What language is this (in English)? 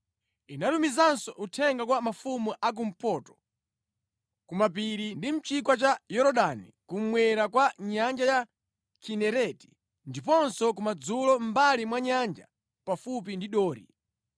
Nyanja